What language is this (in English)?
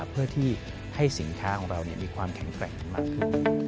Thai